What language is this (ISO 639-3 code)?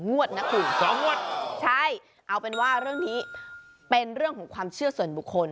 tha